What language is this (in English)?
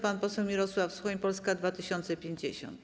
Polish